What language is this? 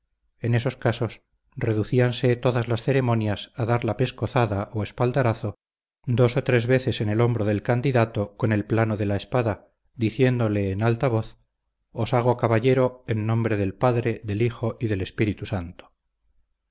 Spanish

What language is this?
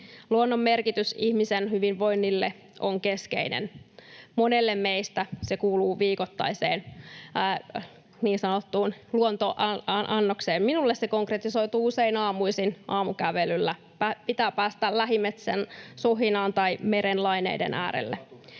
Finnish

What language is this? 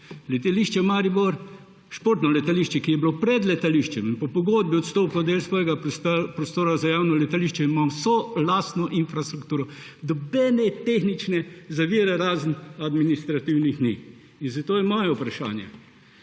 Slovenian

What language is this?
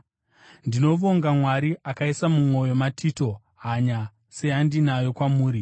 Shona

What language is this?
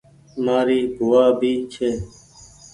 Goaria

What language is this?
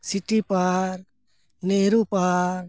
Santali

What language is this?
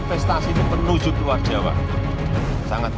Indonesian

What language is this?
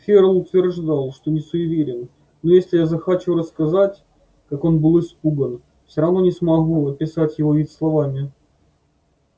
Russian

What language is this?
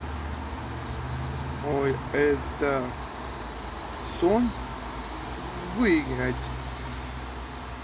Russian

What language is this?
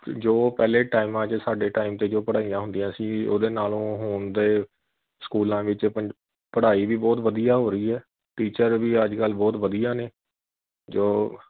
Punjabi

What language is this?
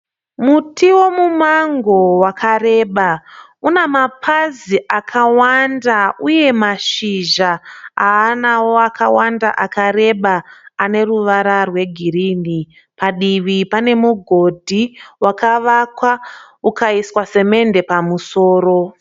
Shona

